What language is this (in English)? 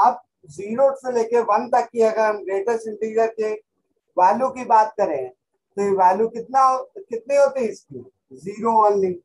Hindi